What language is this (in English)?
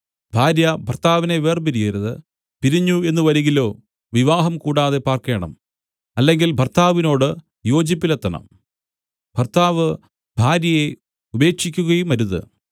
Malayalam